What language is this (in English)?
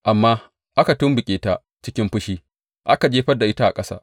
Hausa